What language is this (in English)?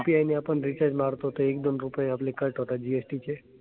Marathi